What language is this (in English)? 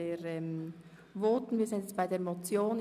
Swiss German